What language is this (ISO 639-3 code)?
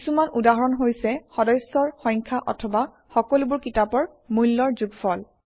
asm